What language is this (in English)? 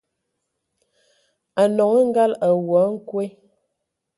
Ewondo